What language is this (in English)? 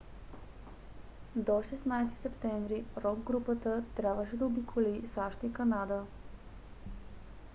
Bulgarian